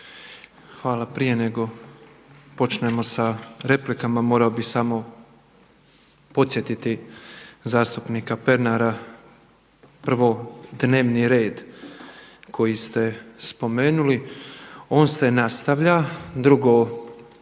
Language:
Croatian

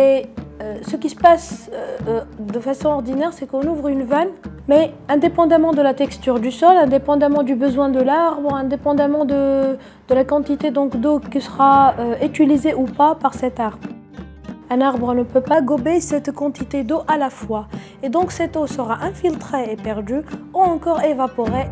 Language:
French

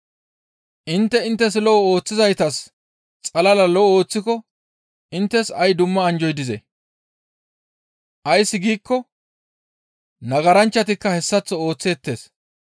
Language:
Gamo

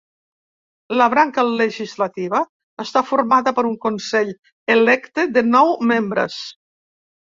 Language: Catalan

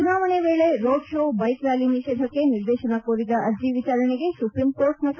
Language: Kannada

